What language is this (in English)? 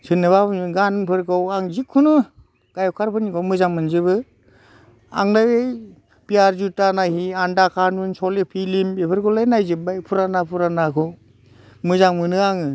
Bodo